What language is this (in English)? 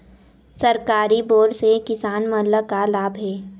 Chhattisgarhi